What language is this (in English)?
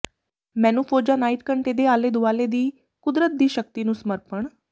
Punjabi